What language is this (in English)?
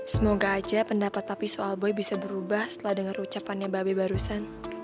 Indonesian